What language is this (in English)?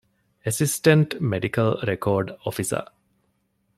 Divehi